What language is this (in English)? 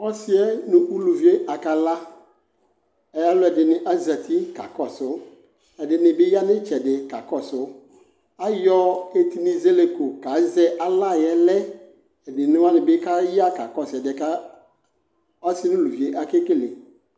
Ikposo